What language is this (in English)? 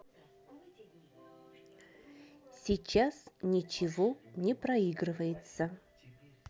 Russian